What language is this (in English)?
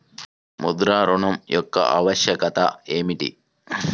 Telugu